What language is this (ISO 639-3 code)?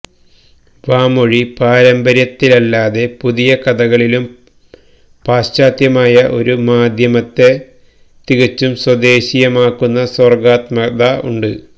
mal